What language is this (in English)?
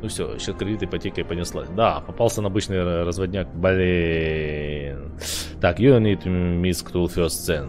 Russian